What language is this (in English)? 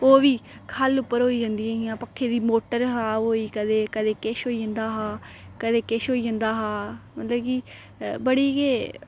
Dogri